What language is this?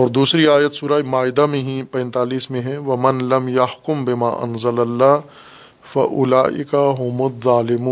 Urdu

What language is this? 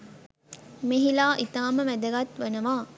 Sinhala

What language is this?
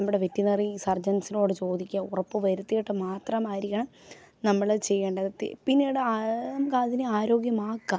Malayalam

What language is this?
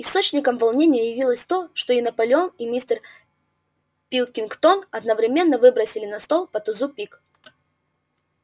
Russian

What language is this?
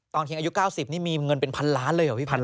Thai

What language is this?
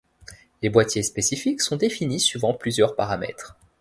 French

